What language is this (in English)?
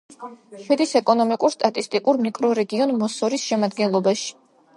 Georgian